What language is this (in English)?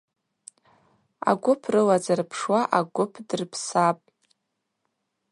Abaza